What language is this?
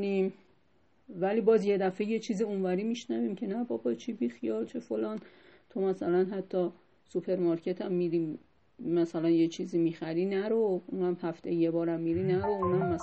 Persian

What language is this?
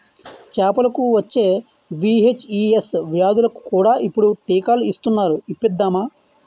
Telugu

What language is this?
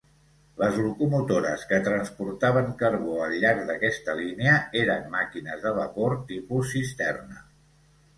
Catalan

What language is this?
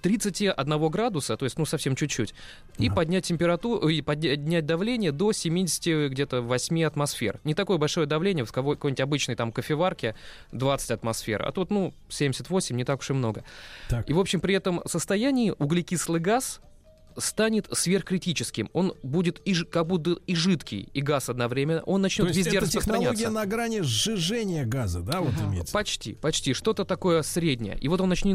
Russian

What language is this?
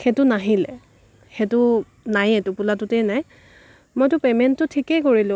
Assamese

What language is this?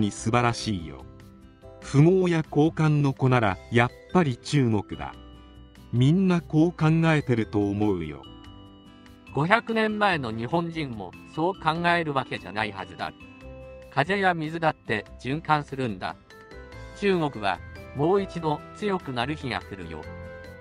Japanese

